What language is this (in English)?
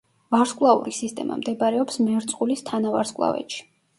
Georgian